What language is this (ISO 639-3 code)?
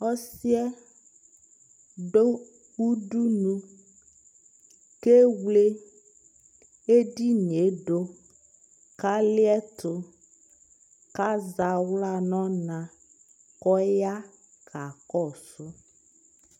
kpo